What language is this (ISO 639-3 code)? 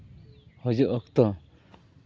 sat